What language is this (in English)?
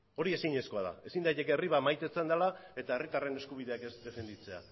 Basque